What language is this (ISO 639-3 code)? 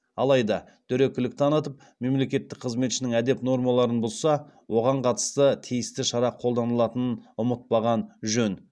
kaz